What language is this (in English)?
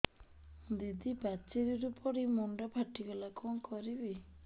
Odia